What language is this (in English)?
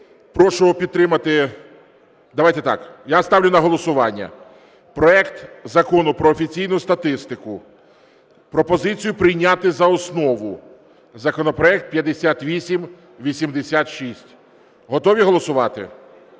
Ukrainian